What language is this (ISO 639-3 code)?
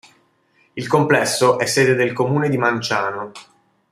ita